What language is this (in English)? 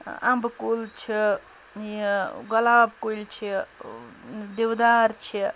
Kashmiri